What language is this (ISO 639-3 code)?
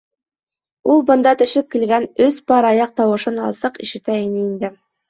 bak